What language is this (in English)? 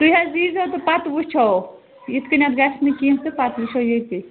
Kashmiri